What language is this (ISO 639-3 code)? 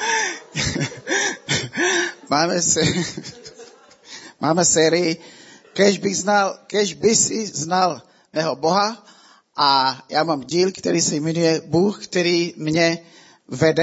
ces